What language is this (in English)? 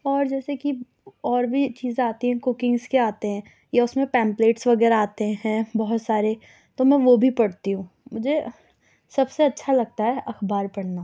Urdu